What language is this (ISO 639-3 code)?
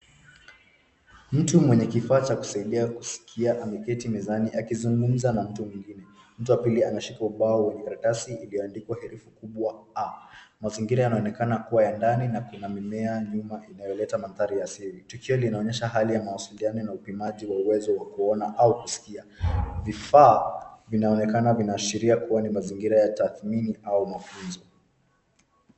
swa